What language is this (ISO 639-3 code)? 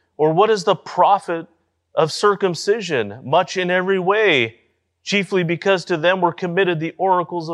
eng